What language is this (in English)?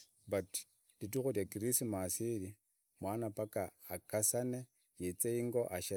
Idakho-Isukha-Tiriki